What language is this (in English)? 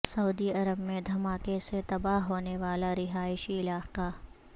Urdu